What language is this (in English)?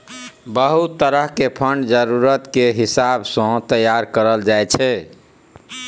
Maithili